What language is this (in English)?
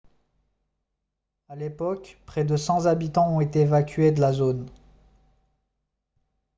French